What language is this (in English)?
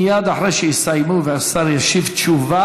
Hebrew